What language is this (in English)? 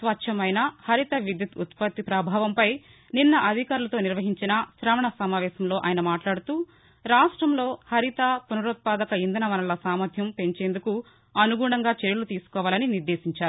Telugu